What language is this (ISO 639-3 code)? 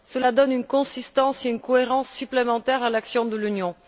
fra